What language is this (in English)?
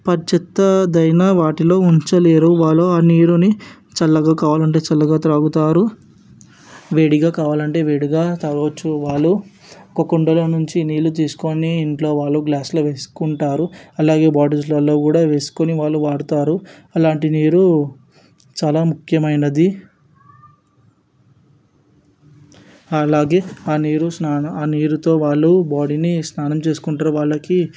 Telugu